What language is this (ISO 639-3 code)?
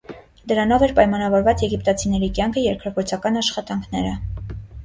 hye